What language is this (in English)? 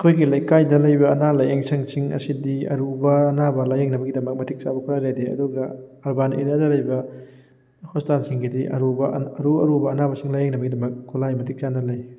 Manipuri